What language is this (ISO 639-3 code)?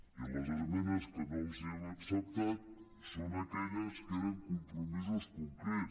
cat